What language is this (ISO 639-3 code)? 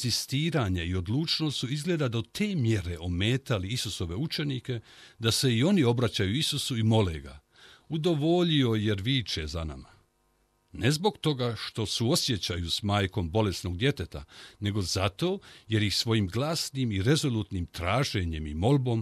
hrv